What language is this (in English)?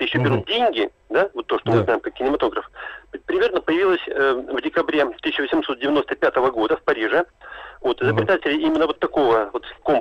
Russian